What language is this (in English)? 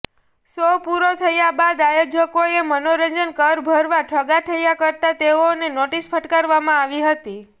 Gujarati